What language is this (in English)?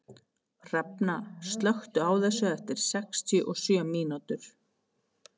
Icelandic